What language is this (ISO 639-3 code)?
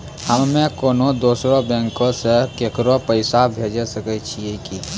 mai